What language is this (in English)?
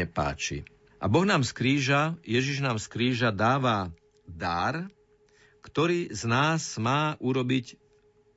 Slovak